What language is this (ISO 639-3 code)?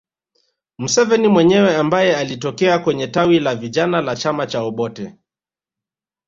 swa